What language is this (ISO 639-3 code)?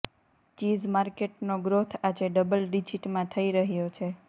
guj